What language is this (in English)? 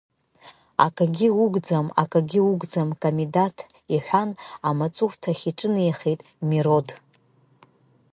Abkhazian